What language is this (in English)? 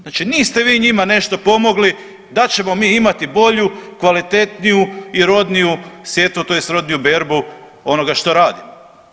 Croatian